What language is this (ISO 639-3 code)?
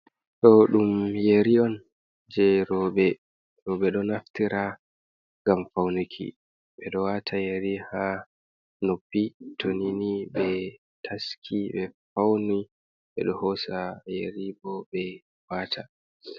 ful